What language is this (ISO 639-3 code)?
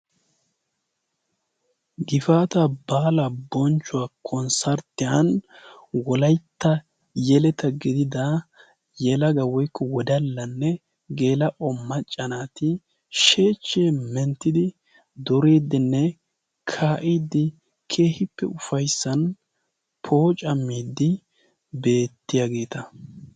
wal